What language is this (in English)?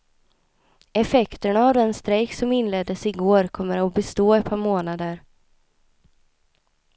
Swedish